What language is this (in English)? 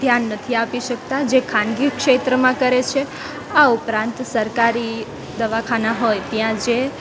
Gujarati